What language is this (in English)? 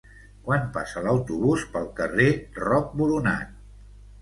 Catalan